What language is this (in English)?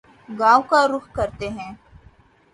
Urdu